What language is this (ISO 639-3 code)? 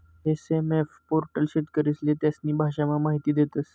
mar